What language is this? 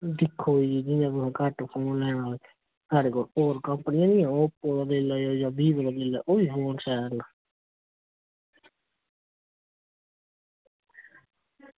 Dogri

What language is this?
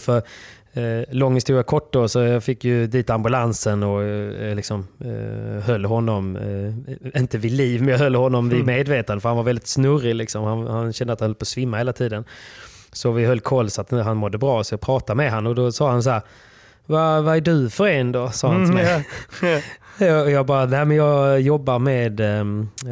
Swedish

